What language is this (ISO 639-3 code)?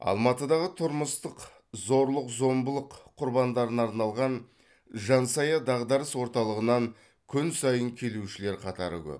kaz